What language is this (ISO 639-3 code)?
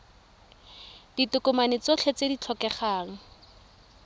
tsn